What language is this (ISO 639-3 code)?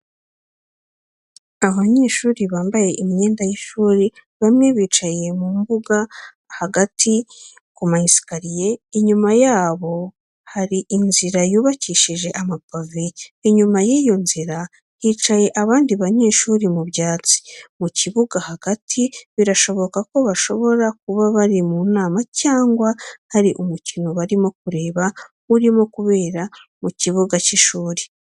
kin